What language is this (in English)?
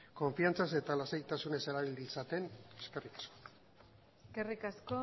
Basque